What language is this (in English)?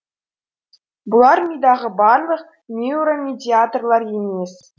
Kazakh